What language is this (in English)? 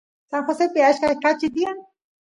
Santiago del Estero Quichua